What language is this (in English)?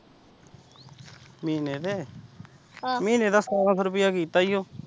Punjabi